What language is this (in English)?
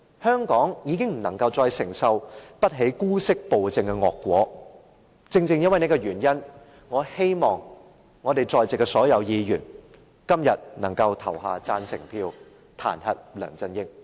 Cantonese